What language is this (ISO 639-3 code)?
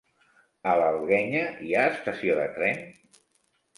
cat